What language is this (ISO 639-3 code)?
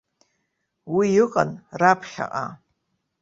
abk